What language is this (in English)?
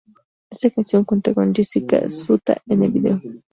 Spanish